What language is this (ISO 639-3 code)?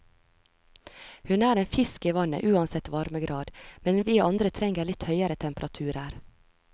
nor